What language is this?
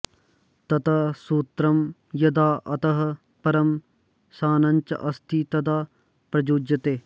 Sanskrit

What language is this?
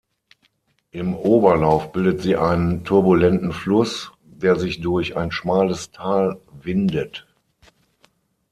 German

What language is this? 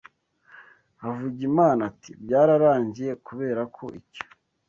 Kinyarwanda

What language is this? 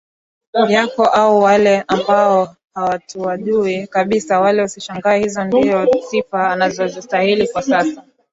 Swahili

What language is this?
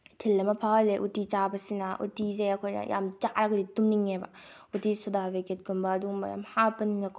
Manipuri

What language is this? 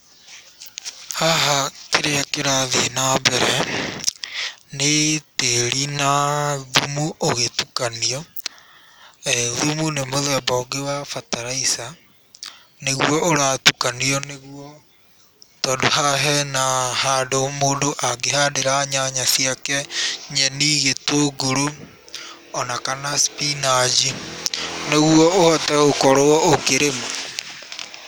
Kikuyu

